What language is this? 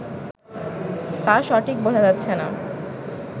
Bangla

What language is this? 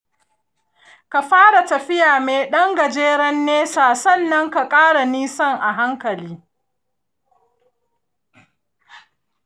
Hausa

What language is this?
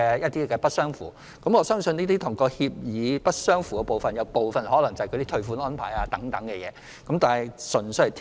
Cantonese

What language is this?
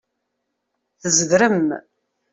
Kabyle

